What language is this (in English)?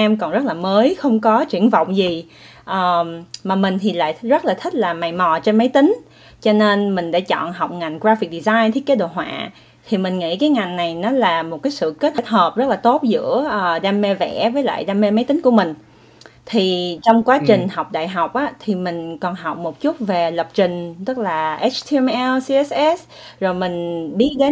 Vietnamese